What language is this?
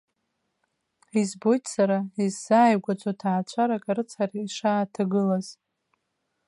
Abkhazian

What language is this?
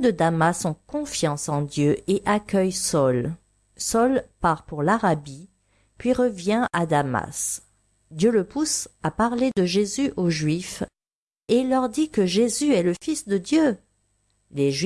French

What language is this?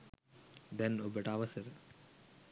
Sinhala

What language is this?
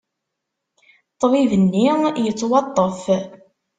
Kabyle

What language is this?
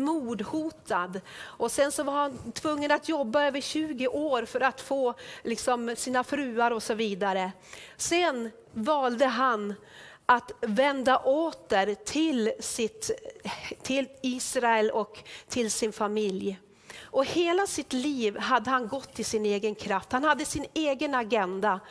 Swedish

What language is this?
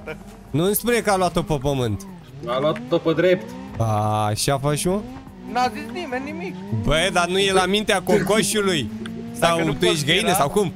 Romanian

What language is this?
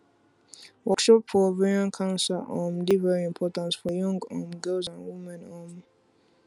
Nigerian Pidgin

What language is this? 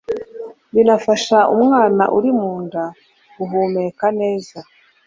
Kinyarwanda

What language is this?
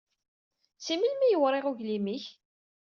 Kabyle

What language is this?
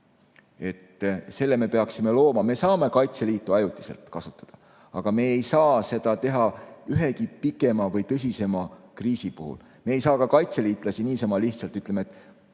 Estonian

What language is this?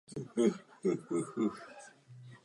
Czech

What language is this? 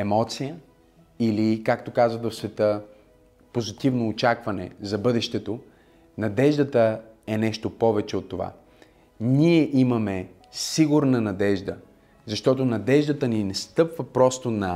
Bulgarian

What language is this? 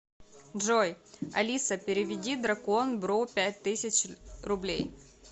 Russian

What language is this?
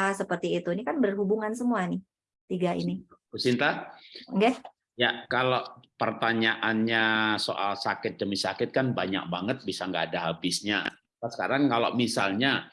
Indonesian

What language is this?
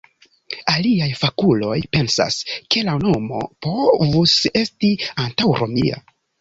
Esperanto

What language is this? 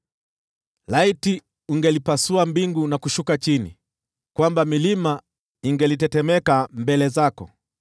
Swahili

